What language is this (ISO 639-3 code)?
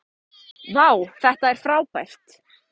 isl